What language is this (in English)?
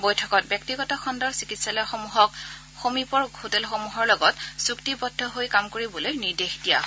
Assamese